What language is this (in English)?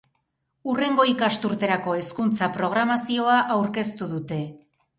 Basque